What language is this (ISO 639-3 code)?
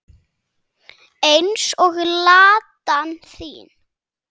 isl